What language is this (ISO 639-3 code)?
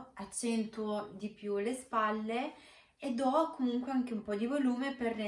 ita